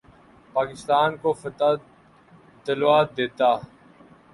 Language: Urdu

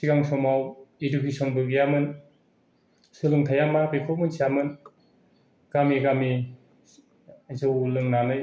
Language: Bodo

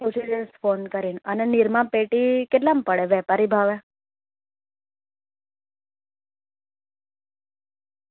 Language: Gujarati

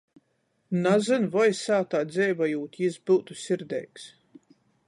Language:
Latgalian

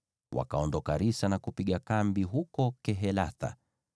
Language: Swahili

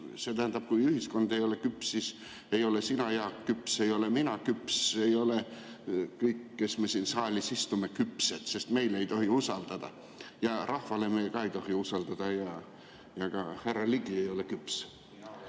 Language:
Estonian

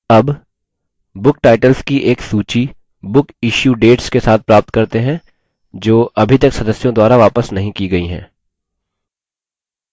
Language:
Hindi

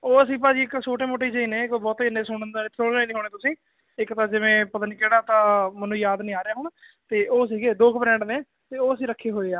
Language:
Punjabi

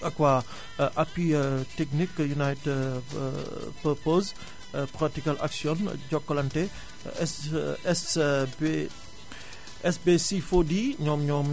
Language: Wolof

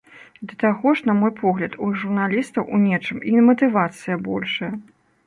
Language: Belarusian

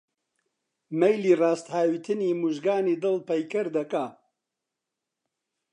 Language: Central Kurdish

